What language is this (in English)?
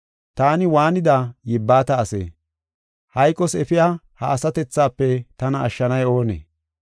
Gofa